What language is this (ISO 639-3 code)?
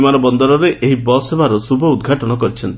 ori